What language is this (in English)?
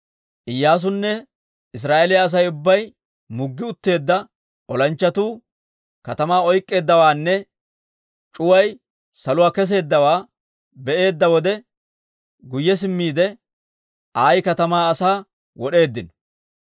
Dawro